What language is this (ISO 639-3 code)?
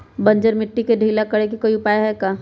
mag